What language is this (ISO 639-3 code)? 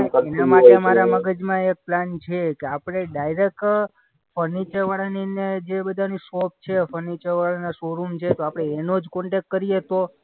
guj